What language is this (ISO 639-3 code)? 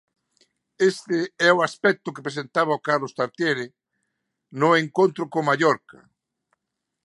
glg